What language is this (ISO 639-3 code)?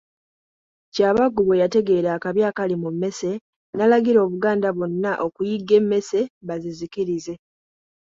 lug